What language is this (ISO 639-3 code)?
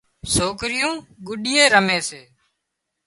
kxp